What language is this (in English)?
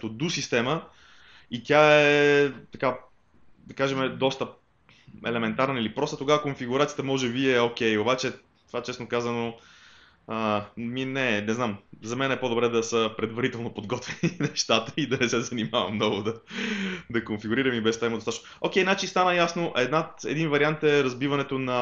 Bulgarian